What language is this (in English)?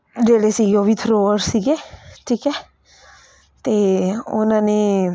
Punjabi